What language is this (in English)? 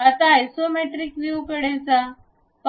Marathi